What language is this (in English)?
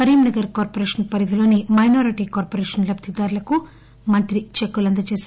Telugu